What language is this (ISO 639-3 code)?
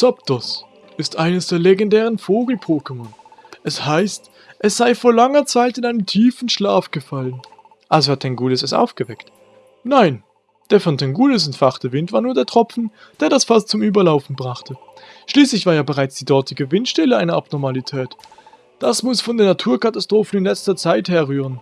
deu